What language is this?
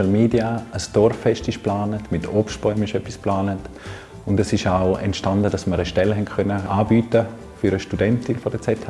German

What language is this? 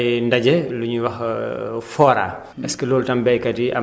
Wolof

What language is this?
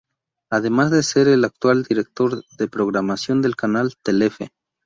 Spanish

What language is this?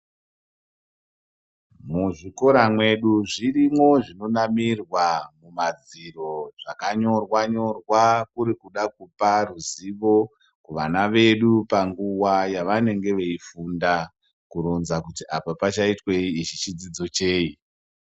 Ndau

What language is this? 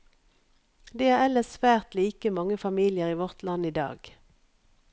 Norwegian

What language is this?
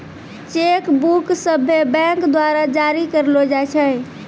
Maithili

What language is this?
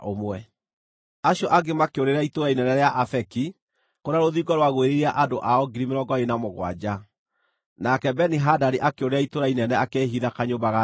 Kikuyu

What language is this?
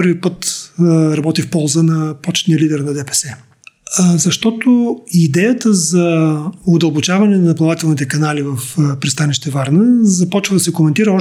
Bulgarian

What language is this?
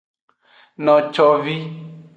Aja (Benin)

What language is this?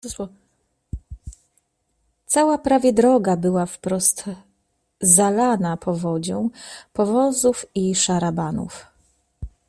Polish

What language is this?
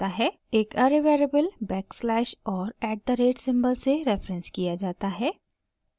Hindi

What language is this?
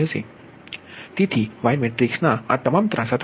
Gujarati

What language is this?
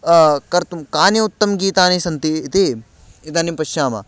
Sanskrit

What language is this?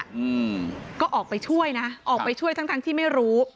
Thai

